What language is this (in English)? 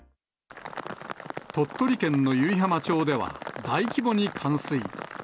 Japanese